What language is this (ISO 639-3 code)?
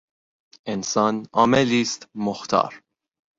fas